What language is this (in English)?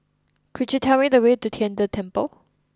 English